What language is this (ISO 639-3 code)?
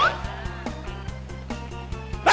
tha